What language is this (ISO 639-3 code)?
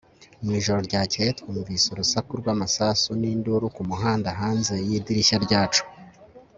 kin